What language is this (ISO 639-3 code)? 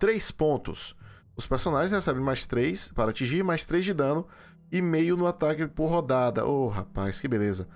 por